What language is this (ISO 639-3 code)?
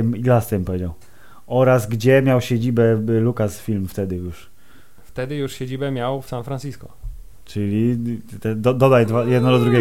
pol